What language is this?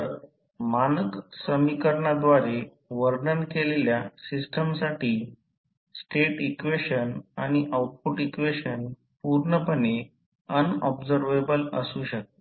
Marathi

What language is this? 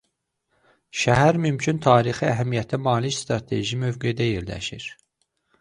Azerbaijani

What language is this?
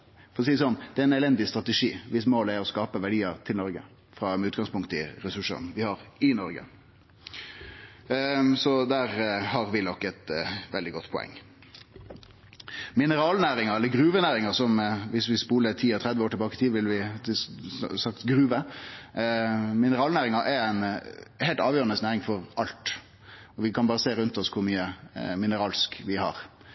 Norwegian Nynorsk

